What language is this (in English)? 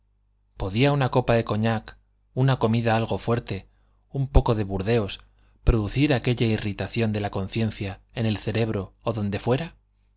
Spanish